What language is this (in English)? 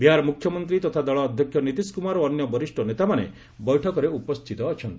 Odia